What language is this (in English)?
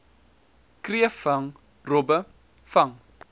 Afrikaans